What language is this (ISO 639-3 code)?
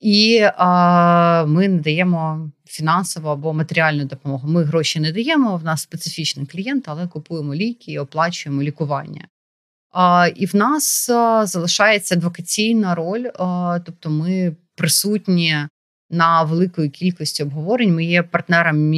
ukr